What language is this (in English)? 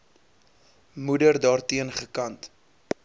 Afrikaans